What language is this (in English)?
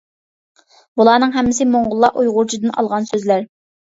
Uyghur